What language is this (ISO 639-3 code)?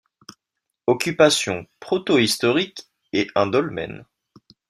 fra